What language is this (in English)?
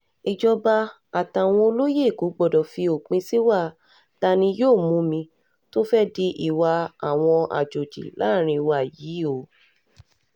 Yoruba